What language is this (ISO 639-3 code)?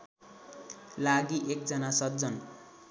nep